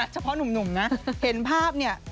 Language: Thai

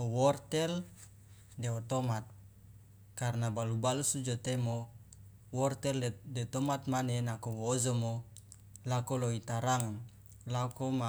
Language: Loloda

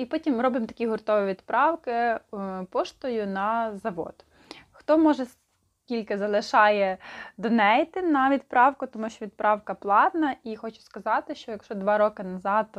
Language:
Ukrainian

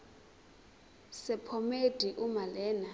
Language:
Zulu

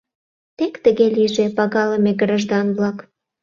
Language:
Mari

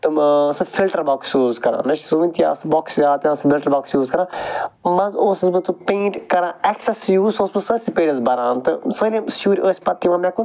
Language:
Kashmiri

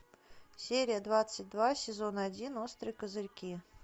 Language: Russian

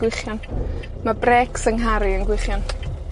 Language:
Welsh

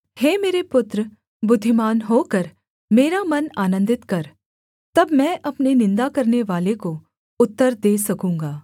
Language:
Hindi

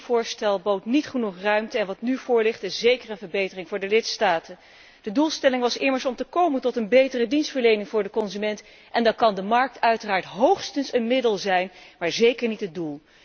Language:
Dutch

